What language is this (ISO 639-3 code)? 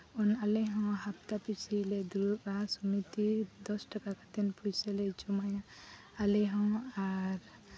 sat